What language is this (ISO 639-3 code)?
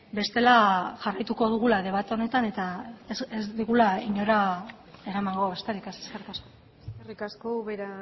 eus